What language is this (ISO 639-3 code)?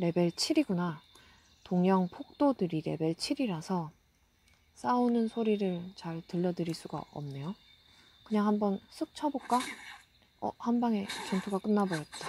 kor